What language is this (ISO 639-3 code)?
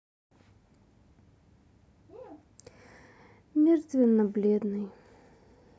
rus